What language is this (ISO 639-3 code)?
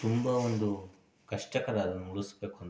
kan